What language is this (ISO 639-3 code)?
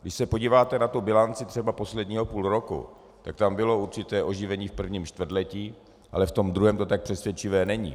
ces